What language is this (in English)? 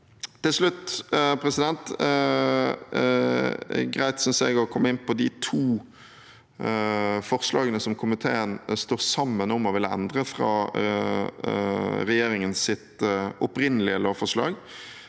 Norwegian